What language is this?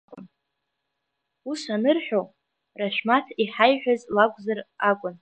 Abkhazian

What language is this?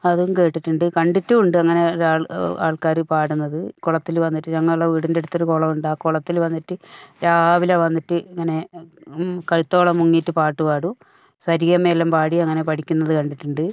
Malayalam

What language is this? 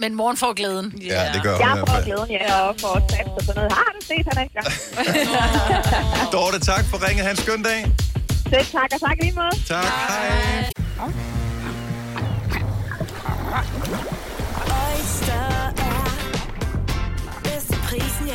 Danish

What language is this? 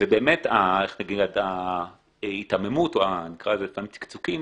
Hebrew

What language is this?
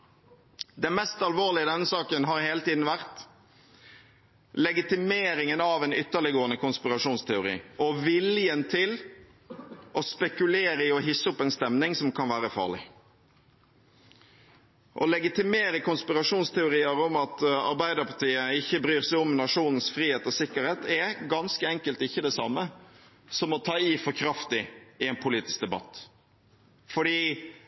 Norwegian Bokmål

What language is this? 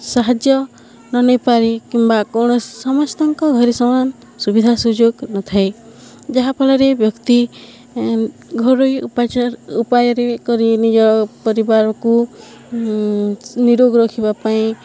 Odia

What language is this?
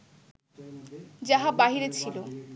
Bangla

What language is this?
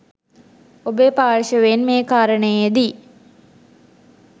Sinhala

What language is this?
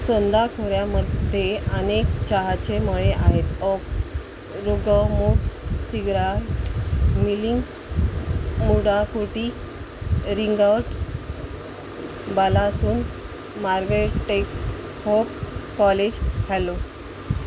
Marathi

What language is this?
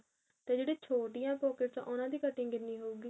Punjabi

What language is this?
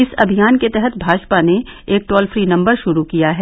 Hindi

